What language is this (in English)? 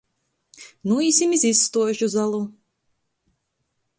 Latgalian